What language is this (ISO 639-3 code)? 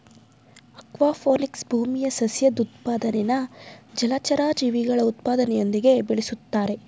kan